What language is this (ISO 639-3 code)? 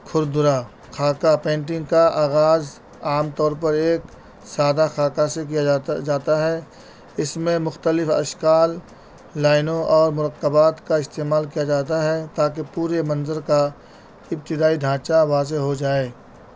urd